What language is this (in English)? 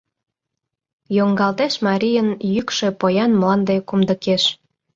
Mari